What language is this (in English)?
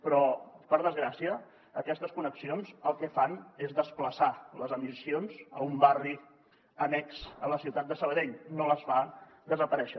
Catalan